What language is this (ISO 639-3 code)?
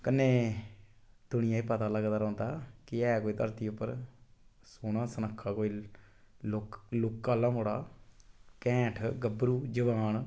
doi